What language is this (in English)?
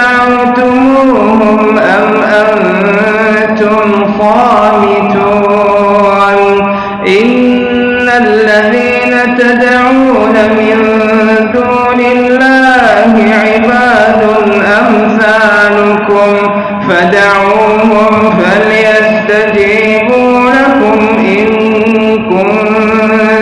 Arabic